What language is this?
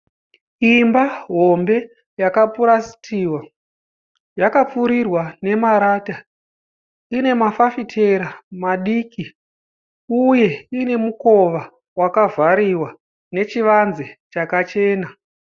Shona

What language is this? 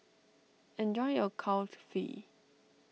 English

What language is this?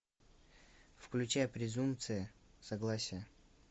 Russian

